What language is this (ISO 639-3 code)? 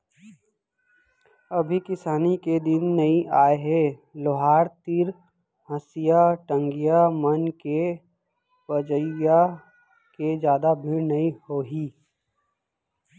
hne